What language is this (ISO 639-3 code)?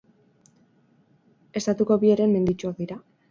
eus